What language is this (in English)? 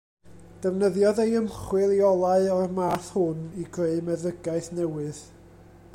Welsh